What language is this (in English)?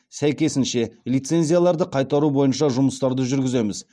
Kazakh